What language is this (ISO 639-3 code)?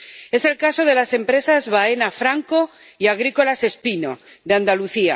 spa